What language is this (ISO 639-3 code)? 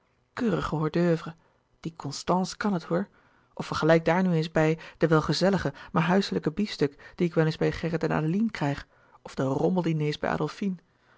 nld